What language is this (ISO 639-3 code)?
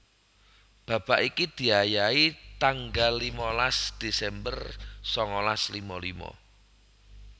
jav